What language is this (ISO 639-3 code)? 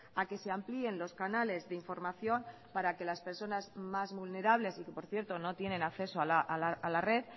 spa